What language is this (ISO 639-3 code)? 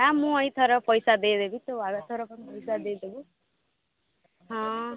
ori